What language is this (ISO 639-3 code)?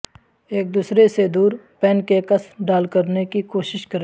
urd